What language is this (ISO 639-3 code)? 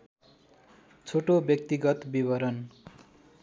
nep